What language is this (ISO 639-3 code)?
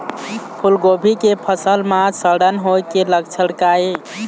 hne